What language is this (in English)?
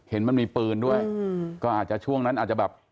Thai